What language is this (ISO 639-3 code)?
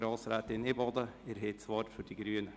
gsw